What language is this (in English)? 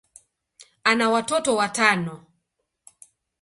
Swahili